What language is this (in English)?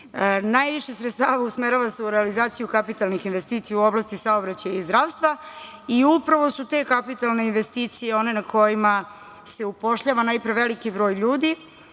Serbian